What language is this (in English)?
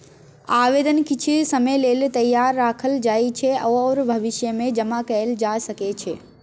Maithili